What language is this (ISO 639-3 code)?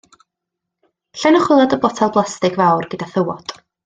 cym